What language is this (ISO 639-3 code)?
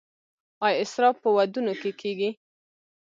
pus